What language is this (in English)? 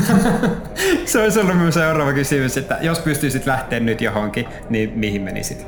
Finnish